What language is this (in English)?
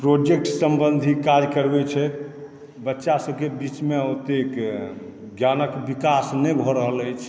Maithili